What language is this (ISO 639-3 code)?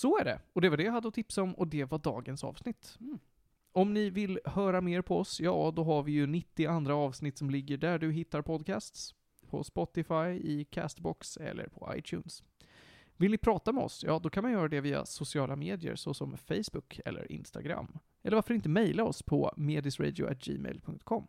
swe